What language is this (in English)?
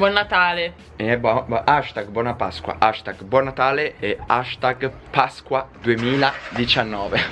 Italian